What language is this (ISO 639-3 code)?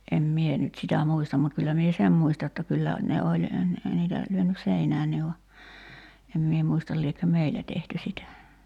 fin